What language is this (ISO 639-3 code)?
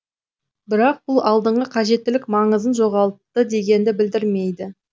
kaz